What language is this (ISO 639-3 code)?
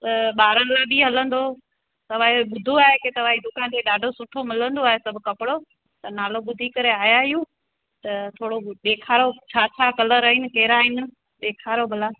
snd